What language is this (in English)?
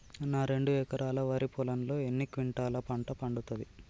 Telugu